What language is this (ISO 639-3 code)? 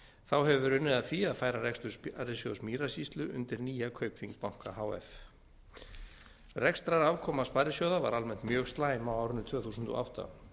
isl